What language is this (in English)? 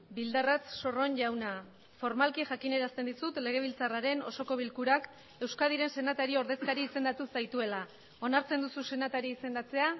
Basque